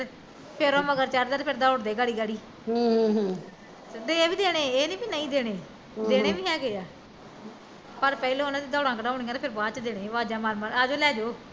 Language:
Punjabi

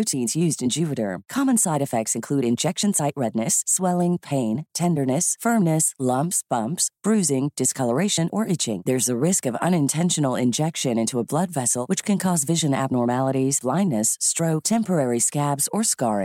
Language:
Filipino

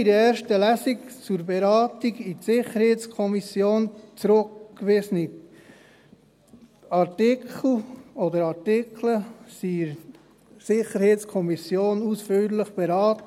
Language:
Swiss German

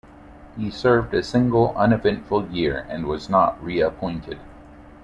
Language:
English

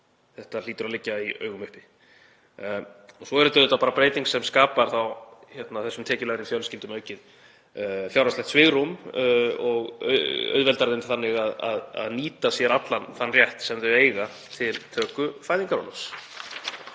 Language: Icelandic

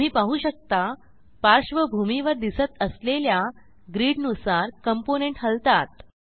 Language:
Marathi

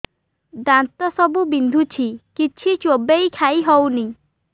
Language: Odia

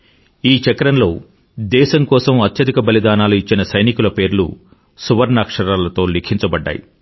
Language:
Telugu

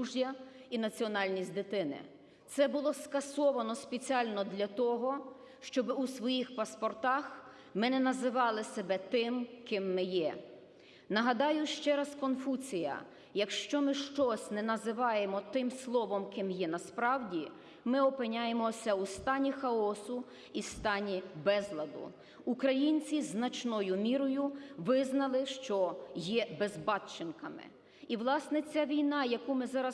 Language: Ukrainian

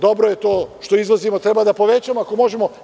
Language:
Serbian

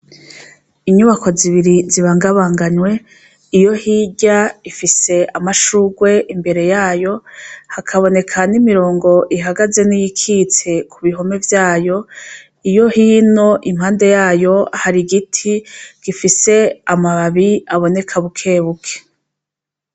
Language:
Rundi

